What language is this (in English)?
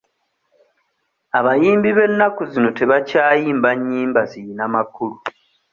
Ganda